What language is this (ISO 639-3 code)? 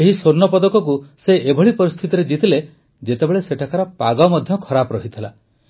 ori